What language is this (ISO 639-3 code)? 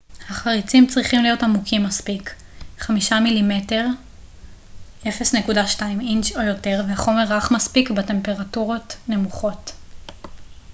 heb